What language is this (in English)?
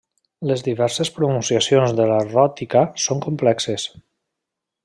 Catalan